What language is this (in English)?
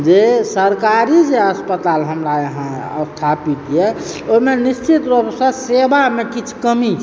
Maithili